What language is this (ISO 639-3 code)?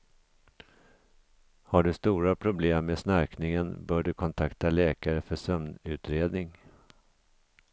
swe